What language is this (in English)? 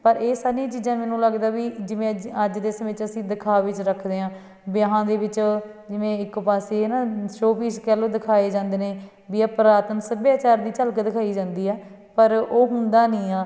Punjabi